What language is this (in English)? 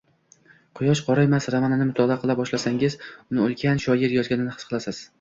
Uzbek